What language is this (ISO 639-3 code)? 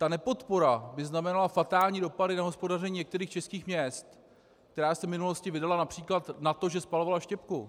ces